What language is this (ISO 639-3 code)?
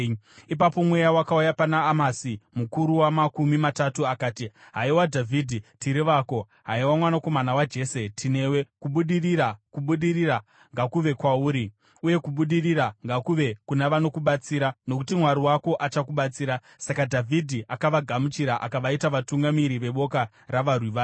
sna